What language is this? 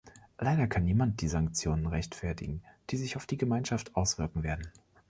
German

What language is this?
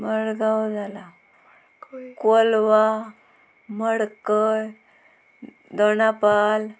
Konkani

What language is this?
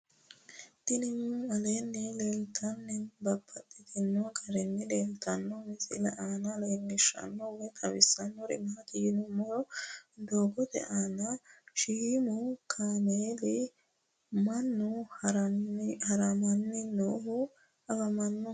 Sidamo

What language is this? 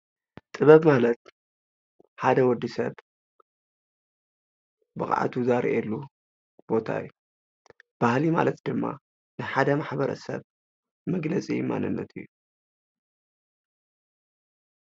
Tigrinya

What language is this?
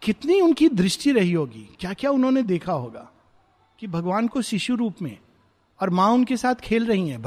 Hindi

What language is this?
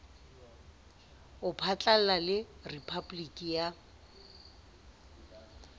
Southern Sotho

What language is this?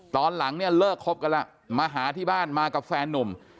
Thai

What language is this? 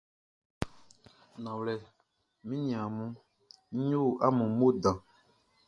Baoulé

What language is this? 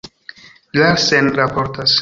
Esperanto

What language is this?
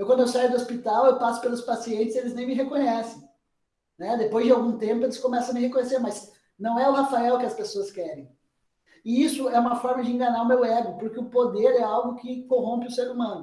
Portuguese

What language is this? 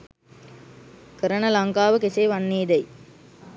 Sinhala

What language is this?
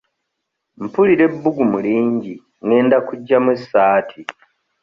Ganda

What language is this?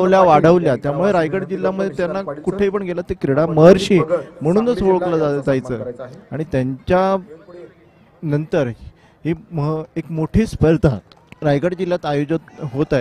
Hindi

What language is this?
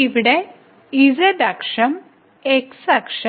Malayalam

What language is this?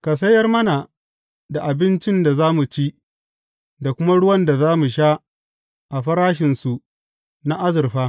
Hausa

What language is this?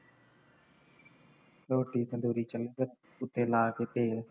Punjabi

